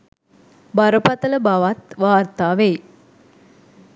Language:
Sinhala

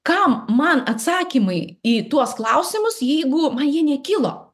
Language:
Lithuanian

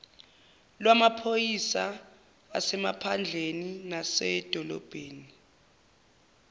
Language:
Zulu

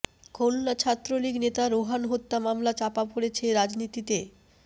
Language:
Bangla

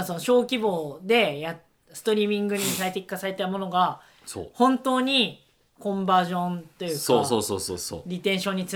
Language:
Japanese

